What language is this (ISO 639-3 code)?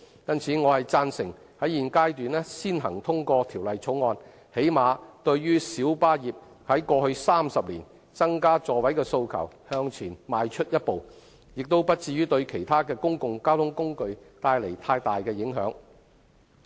yue